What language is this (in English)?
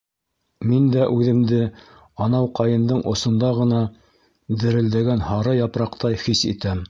Bashkir